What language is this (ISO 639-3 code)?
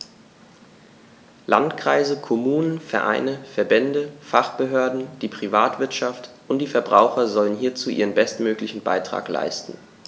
deu